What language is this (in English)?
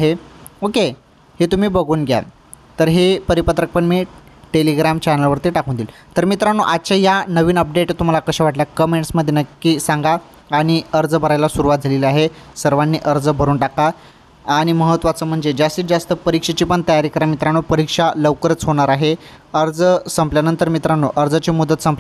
Hindi